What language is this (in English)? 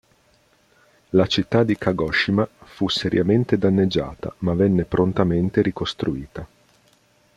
Italian